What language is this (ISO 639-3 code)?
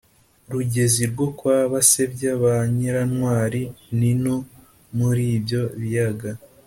kin